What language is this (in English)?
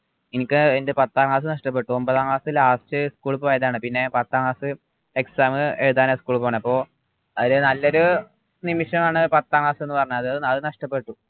Malayalam